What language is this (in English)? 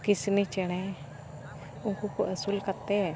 Santali